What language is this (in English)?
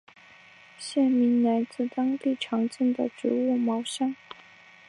Chinese